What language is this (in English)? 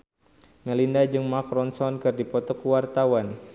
Sundanese